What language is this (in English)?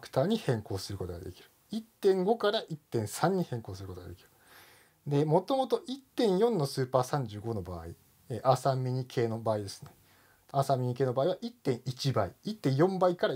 Japanese